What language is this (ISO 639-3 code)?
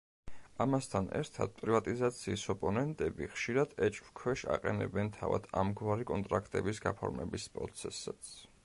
kat